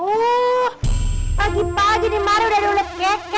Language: Indonesian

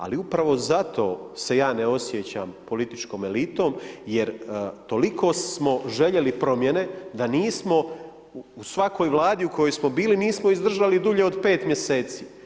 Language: Croatian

